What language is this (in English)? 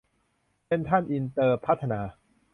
Thai